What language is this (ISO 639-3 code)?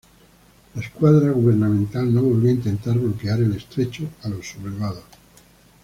spa